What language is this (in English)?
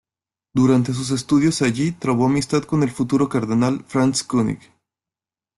Spanish